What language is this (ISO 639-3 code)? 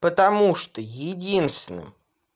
rus